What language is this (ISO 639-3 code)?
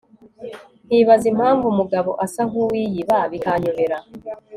kin